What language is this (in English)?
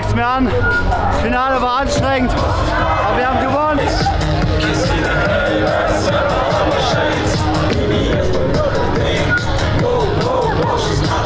German